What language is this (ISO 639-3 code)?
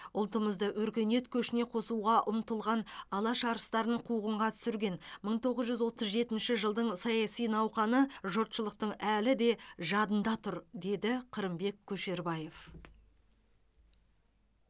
kaz